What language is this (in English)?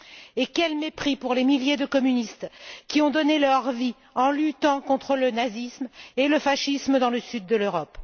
French